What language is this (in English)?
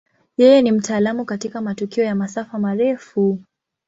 Swahili